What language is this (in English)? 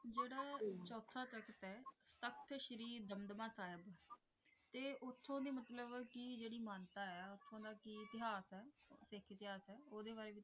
Punjabi